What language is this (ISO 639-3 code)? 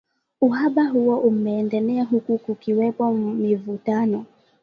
swa